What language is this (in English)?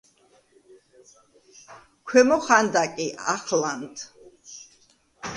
Georgian